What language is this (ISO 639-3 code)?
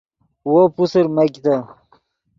ydg